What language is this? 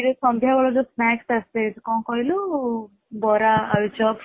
Odia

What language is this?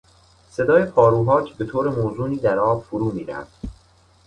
Persian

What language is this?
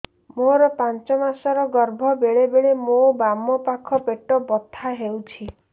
Odia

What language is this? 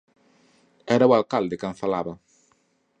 Galician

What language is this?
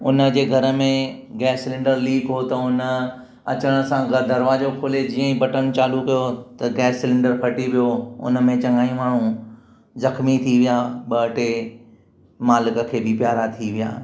Sindhi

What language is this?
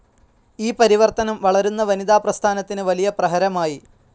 Malayalam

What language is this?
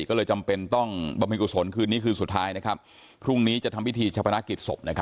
Thai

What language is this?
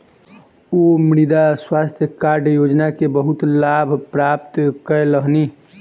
Maithili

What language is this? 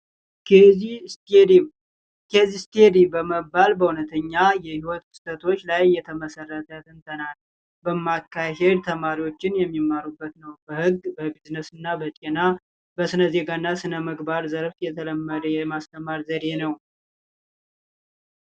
Amharic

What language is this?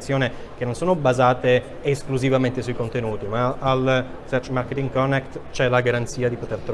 Italian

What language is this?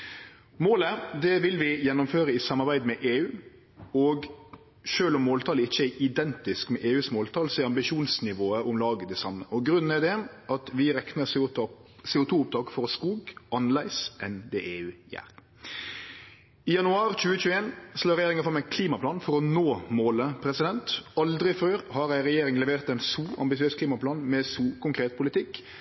Norwegian Nynorsk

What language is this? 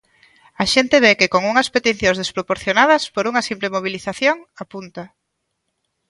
Galician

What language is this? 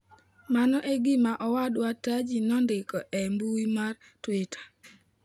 Luo (Kenya and Tanzania)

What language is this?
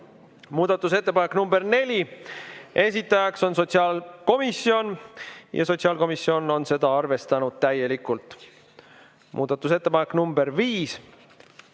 Estonian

